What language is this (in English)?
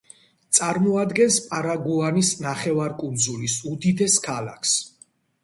Georgian